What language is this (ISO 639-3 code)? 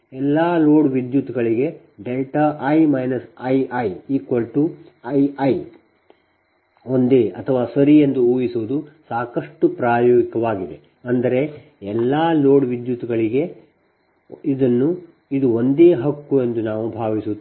kan